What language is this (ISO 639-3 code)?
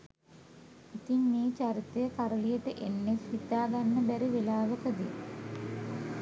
sin